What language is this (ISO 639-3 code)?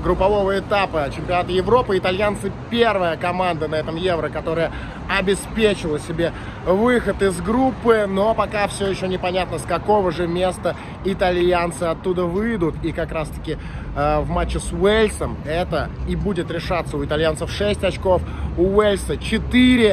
rus